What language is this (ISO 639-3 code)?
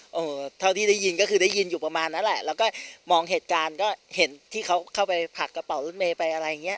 tha